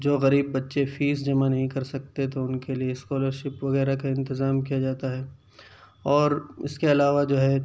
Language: Urdu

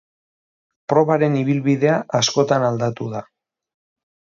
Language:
Basque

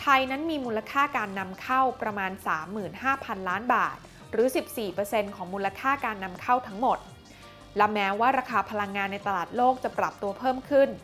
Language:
Thai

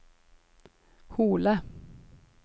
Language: Norwegian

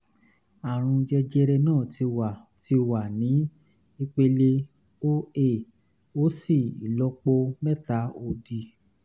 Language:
Yoruba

